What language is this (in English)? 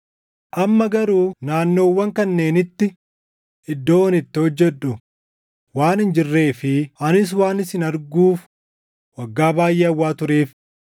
Oromo